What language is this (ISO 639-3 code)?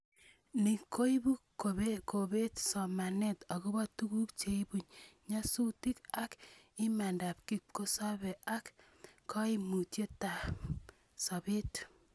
kln